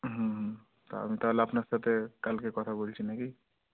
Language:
Bangla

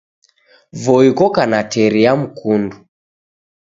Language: Taita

